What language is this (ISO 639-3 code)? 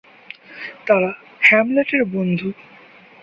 ben